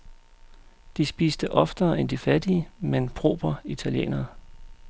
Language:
Danish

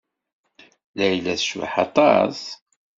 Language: Kabyle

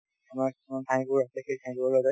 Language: Assamese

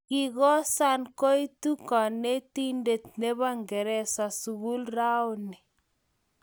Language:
Kalenjin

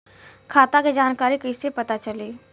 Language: Bhojpuri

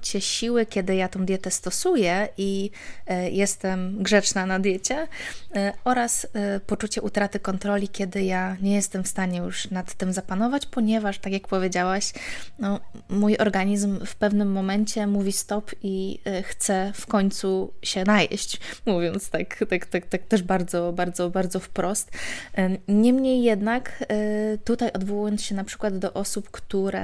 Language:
Polish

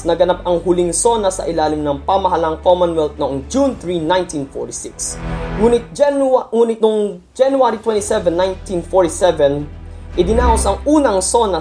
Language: Filipino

